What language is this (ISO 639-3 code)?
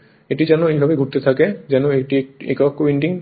ben